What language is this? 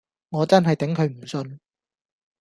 Cantonese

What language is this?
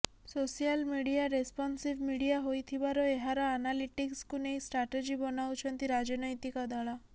Odia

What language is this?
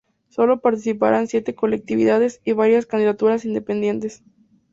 Spanish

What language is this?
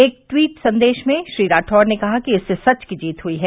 Hindi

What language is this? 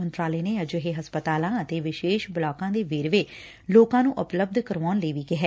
Punjabi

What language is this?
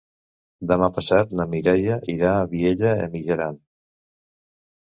Catalan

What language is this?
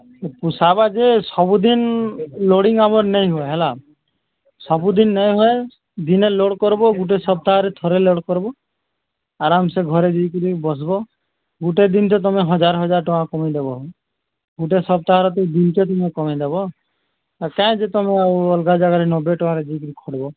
Odia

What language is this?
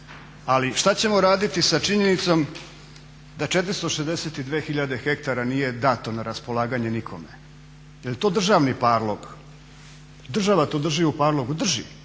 Croatian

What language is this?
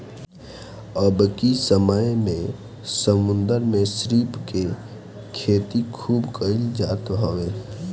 Bhojpuri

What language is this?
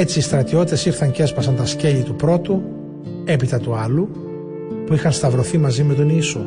Greek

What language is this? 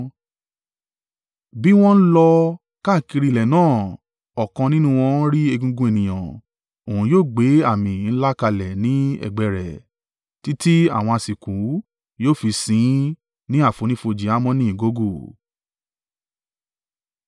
Yoruba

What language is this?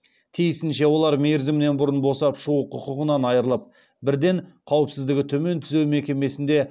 Kazakh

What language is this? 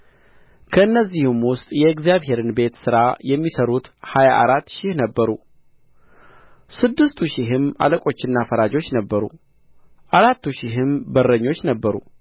Amharic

